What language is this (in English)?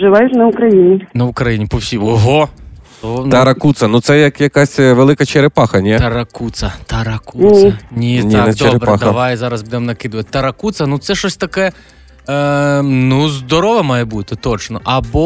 Ukrainian